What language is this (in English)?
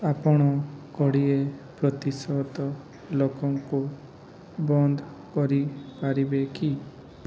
Odia